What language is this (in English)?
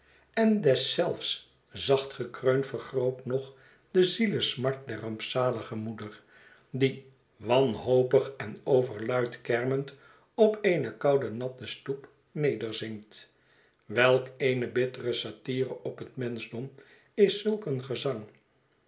Dutch